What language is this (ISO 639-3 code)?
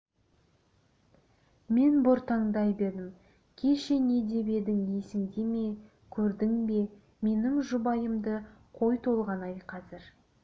kaz